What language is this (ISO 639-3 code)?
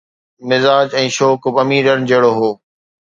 snd